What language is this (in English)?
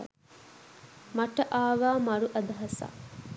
Sinhala